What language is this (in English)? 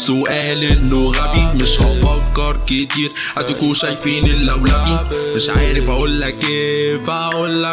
Arabic